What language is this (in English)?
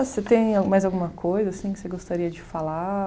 Portuguese